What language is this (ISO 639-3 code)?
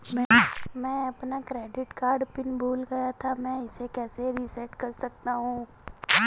hin